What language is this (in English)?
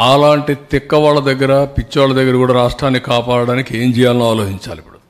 Telugu